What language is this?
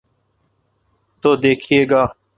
Urdu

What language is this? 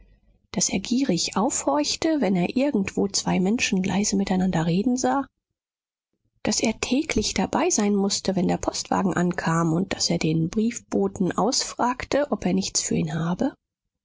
German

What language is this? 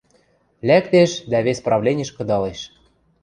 Western Mari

